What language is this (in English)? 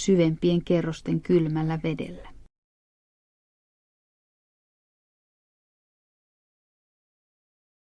Finnish